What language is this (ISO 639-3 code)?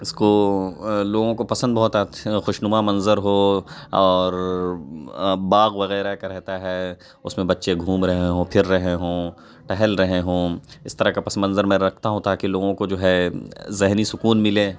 urd